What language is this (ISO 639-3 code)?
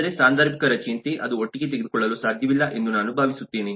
kan